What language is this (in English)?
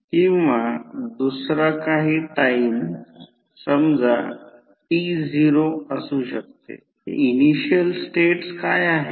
Marathi